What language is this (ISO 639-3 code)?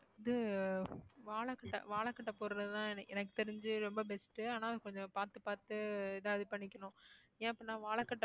tam